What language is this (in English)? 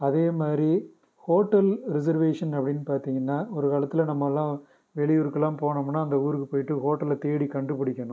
Tamil